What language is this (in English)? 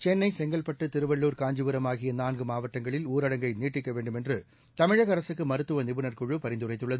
Tamil